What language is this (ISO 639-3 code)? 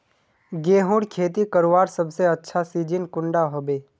mag